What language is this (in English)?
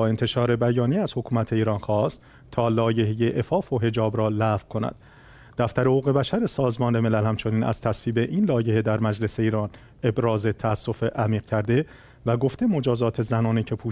Persian